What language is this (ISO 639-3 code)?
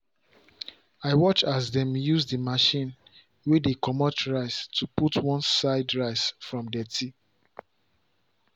pcm